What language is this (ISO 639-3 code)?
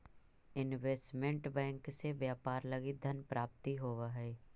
mag